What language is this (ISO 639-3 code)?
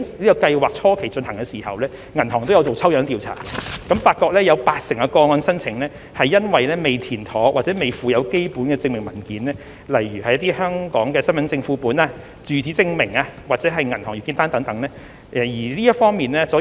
yue